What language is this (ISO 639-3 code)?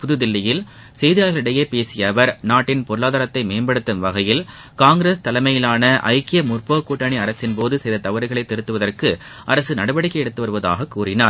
tam